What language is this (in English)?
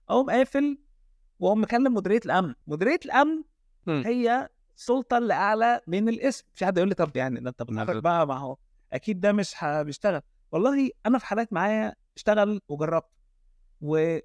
Arabic